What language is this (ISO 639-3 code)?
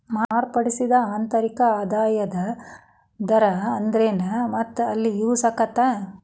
kan